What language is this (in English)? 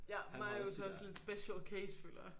Danish